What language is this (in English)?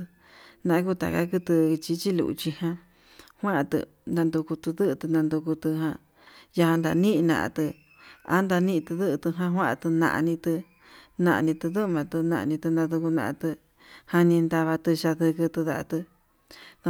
Yutanduchi Mixtec